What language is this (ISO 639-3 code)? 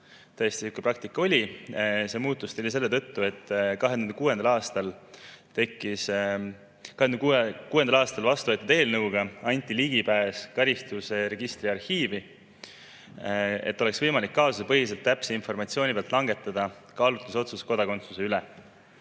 est